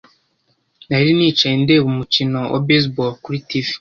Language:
Kinyarwanda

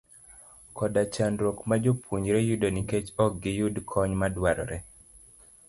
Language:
Luo (Kenya and Tanzania)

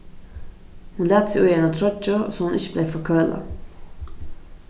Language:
Faroese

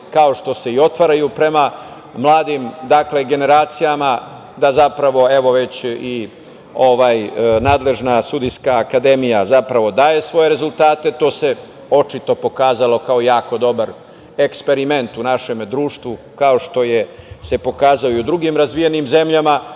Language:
Serbian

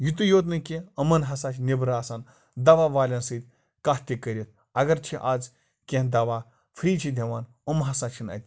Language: Kashmiri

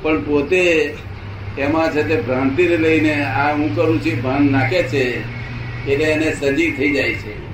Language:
Gujarati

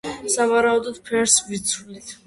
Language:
Georgian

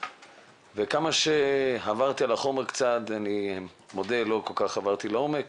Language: Hebrew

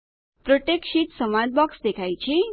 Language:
Gujarati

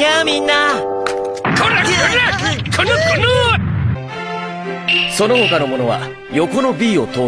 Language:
Japanese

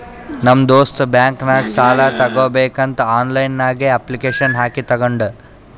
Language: Kannada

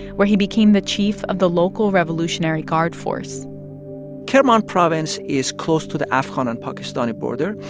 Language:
English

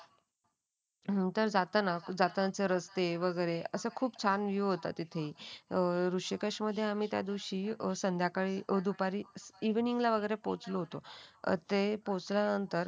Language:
Marathi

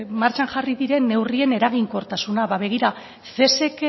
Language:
Basque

